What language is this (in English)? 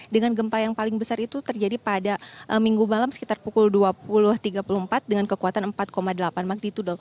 Indonesian